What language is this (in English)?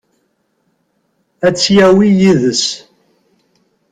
Kabyle